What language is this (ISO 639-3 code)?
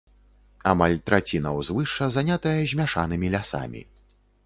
bel